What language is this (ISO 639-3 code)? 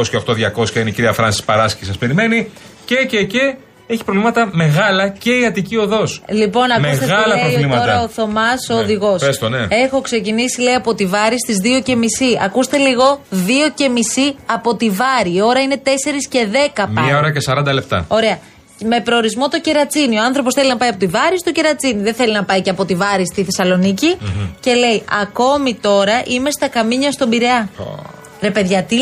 ell